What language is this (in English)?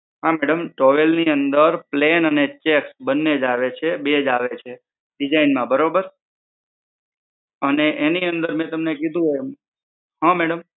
Gujarati